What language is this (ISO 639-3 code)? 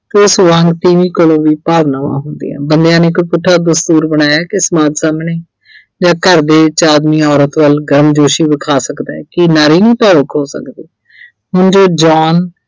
pan